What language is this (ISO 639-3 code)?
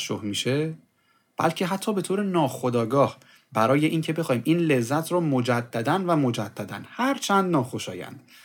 fas